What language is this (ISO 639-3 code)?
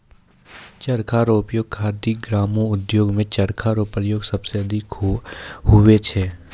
mai